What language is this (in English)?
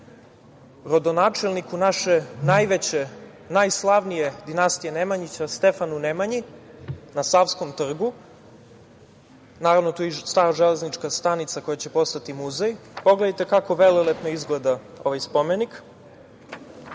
Serbian